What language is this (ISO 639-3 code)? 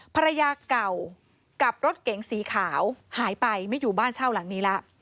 tha